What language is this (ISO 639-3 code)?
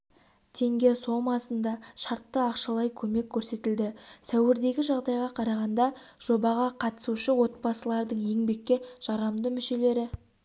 kaz